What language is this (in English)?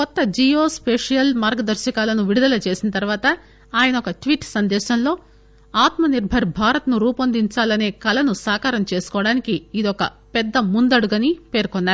Telugu